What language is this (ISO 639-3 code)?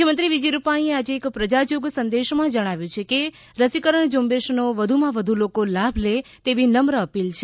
guj